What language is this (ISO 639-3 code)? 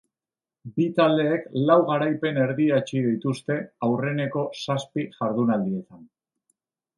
eus